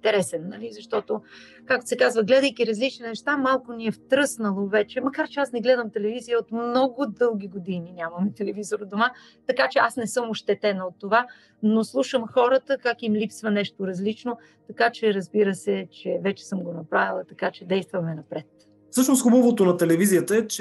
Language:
Bulgarian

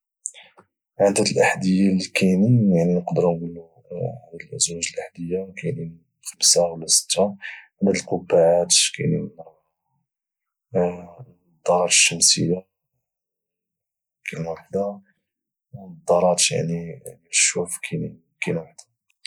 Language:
Moroccan Arabic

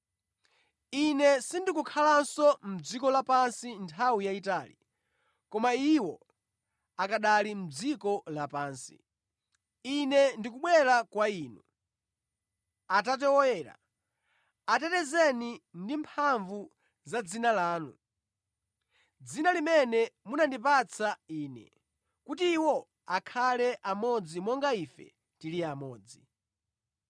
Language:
Nyanja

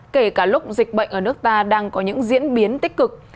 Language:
Vietnamese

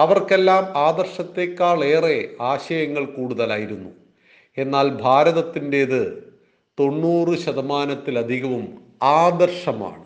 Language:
Malayalam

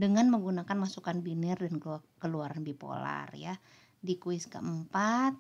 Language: Indonesian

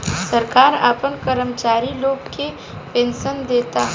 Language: Bhojpuri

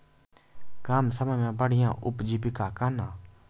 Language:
Maithili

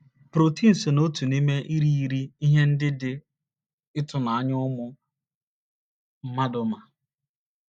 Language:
Igbo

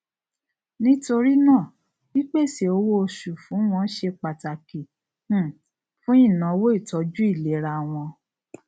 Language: Yoruba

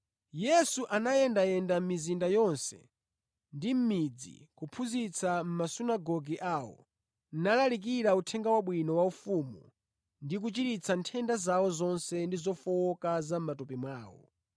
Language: Nyanja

